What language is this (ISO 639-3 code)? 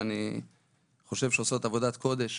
heb